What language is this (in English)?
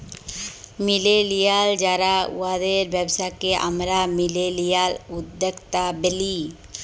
Bangla